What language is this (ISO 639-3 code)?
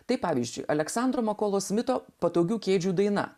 lit